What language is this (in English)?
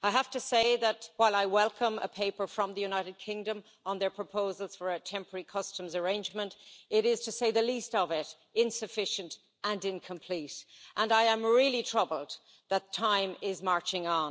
English